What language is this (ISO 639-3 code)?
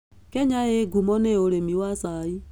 kik